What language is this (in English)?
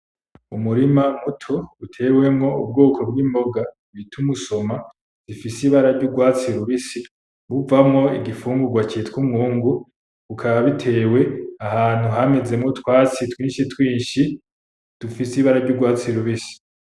Rundi